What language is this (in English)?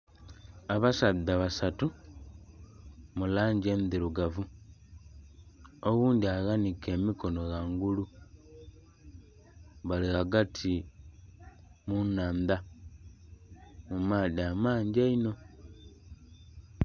Soga